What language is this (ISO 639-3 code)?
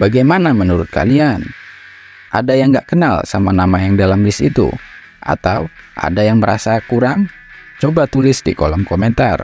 ind